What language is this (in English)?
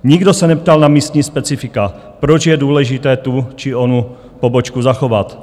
Czech